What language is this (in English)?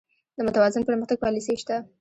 Pashto